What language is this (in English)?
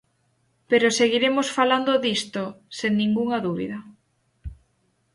Galician